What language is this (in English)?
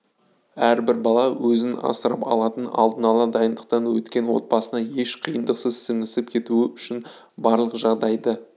Kazakh